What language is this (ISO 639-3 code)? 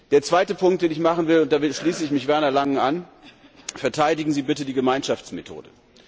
deu